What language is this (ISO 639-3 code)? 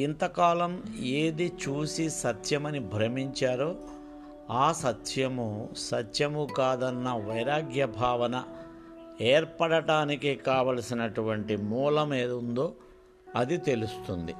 tel